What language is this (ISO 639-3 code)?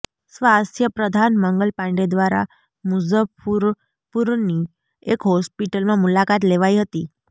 guj